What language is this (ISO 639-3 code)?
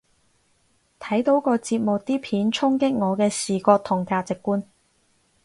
yue